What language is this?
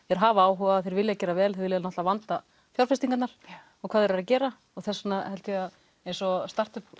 Icelandic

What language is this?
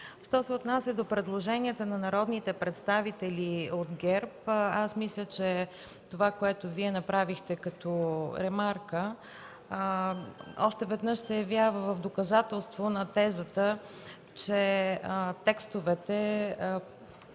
Bulgarian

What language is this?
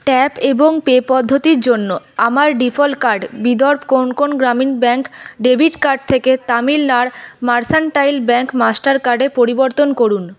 Bangla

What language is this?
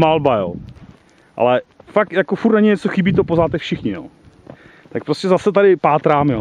Czech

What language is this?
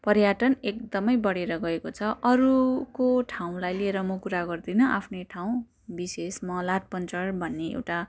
Nepali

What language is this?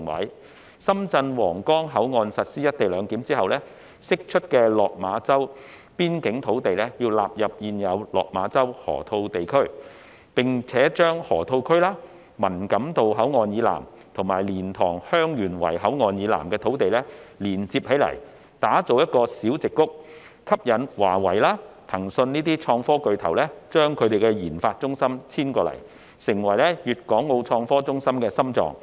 Cantonese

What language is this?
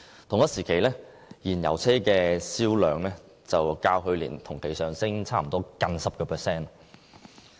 Cantonese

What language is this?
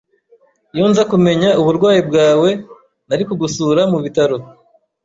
Kinyarwanda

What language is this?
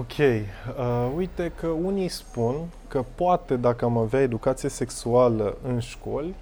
Romanian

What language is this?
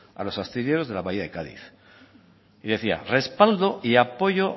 Spanish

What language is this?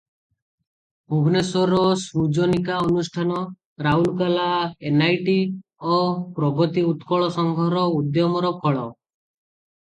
Odia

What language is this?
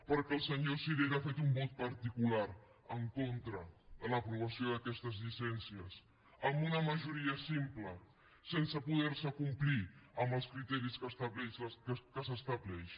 Catalan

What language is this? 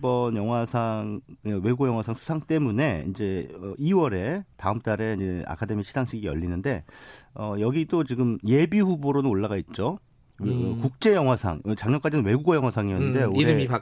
Korean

